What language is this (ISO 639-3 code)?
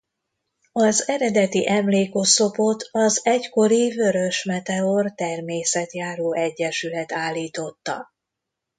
hun